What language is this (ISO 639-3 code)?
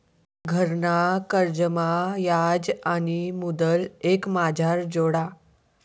mar